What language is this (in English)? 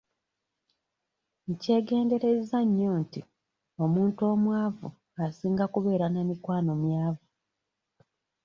Ganda